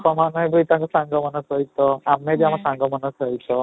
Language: Odia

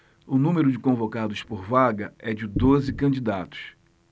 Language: Portuguese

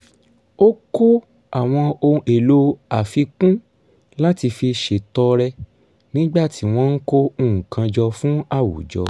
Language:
Yoruba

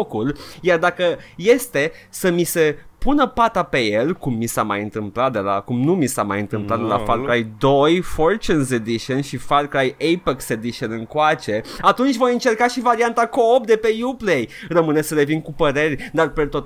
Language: Romanian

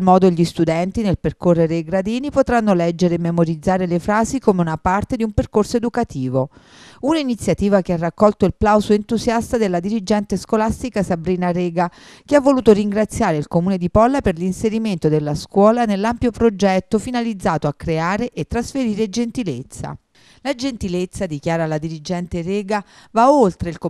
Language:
Italian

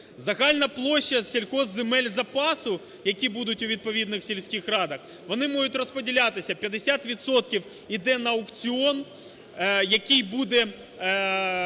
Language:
Ukrainian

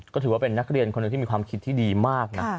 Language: Thai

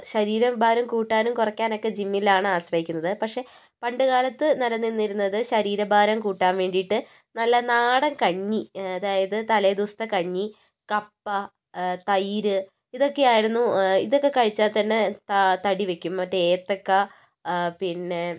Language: Malayalam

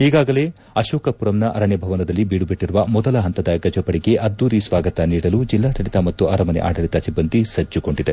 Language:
Kannada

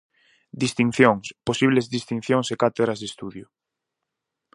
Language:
Galician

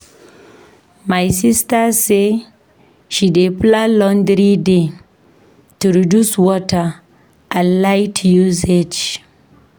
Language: Nigerian Pidgin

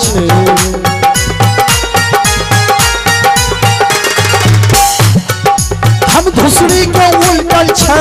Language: Hindi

